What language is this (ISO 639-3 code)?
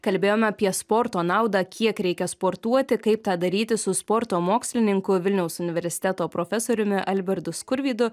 lit